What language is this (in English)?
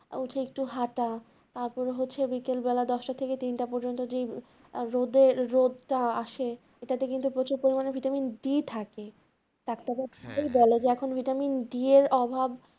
Bangla